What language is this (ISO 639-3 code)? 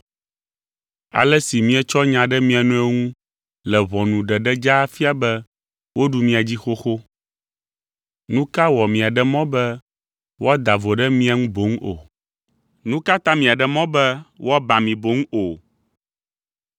ewe